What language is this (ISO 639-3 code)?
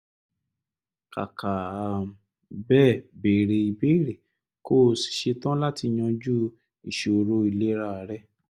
yor